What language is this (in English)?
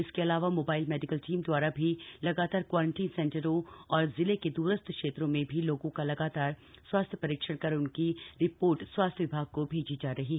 Hindi